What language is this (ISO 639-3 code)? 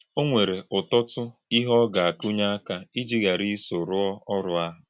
ibo